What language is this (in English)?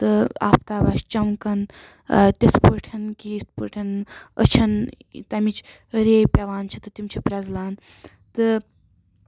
Kashmiri